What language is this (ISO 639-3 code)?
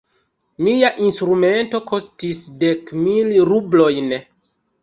epo